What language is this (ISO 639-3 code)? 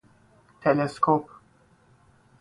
fas